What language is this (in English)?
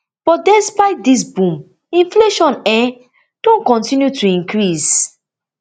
Nigerian Pidgin